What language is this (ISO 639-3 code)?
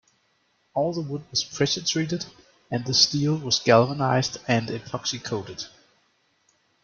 eng